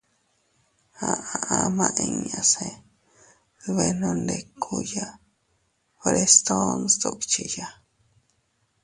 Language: Teutila Cuicatec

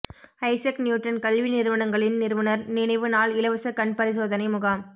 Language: Tamil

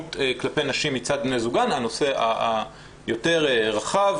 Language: Hebrew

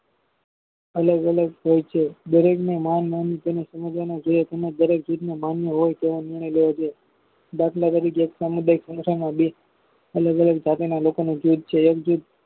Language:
Gujarati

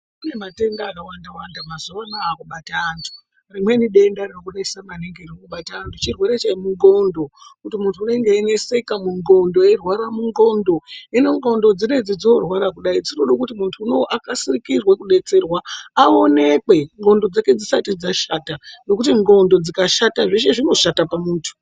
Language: Ndau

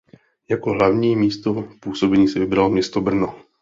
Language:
Czech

